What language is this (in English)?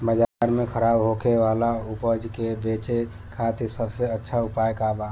Bhojpuri